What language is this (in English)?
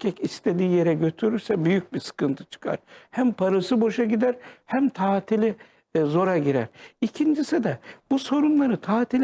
Turkish